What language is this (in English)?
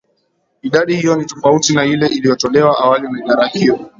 Swahili